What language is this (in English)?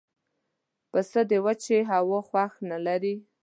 Pashto